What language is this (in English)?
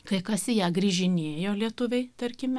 Lithuanian